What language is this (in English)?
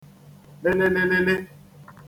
Igbo